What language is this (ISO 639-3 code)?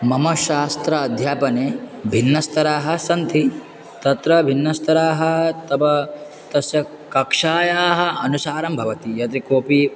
san